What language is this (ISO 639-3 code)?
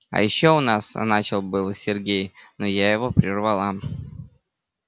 rus